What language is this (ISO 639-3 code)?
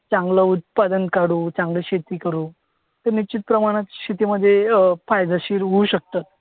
mar